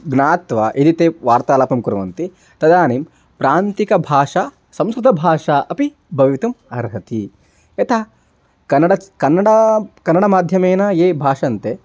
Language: Sanskrit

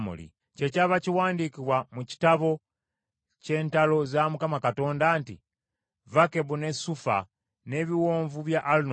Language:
Ganda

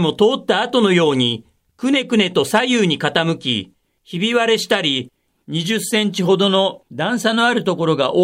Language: Japanese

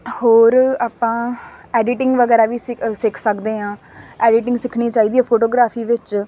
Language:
Punjabi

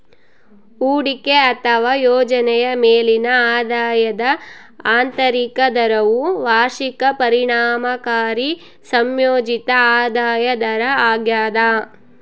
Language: Kannada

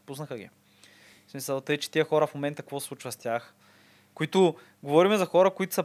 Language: Bulgarian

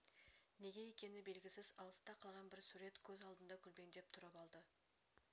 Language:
Kazakh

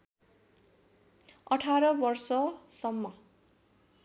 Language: Nepali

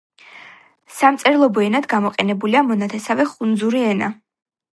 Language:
Georgian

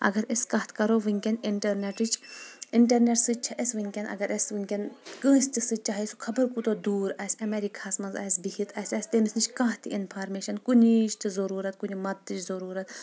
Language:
Kashmiri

